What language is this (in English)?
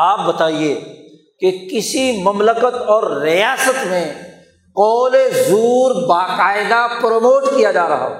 Urdu